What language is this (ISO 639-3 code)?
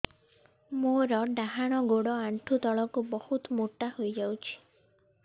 ori